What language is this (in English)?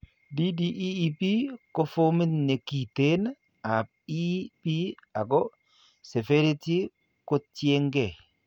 Kalenjin